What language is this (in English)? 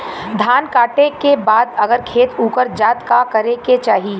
Bhojpuri